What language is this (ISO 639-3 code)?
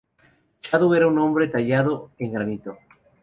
spa